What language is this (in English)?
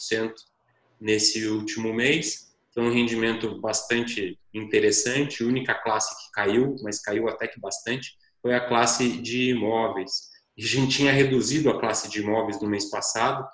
Portuguese